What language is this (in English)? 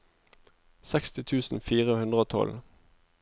Norwegian